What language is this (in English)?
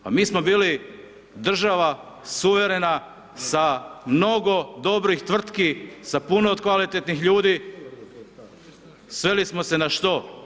Croatian